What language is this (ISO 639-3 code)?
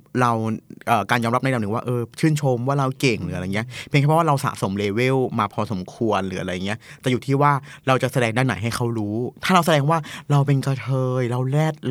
tha